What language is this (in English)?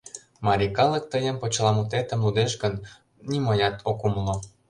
Mari